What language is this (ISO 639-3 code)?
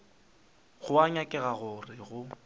nso